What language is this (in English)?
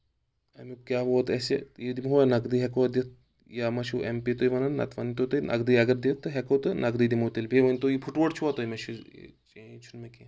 Kashmiri